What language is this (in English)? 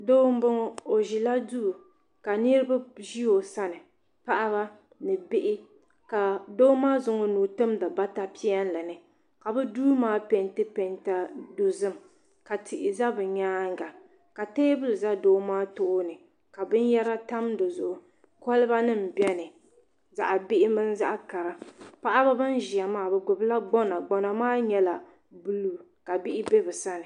Dagbani